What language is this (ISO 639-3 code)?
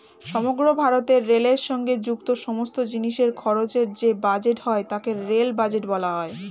ben